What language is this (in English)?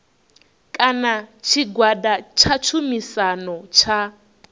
Venda